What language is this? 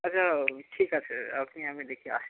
Bangla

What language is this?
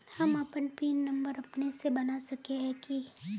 Magahi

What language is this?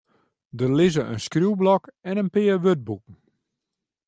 Western Frisian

